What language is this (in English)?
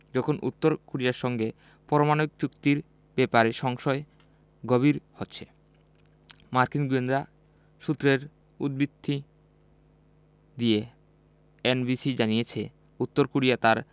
Bangla